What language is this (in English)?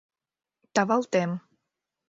Mari